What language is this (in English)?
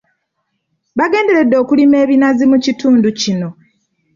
Ganda